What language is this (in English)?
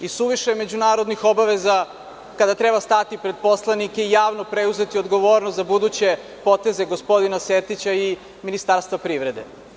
Serbian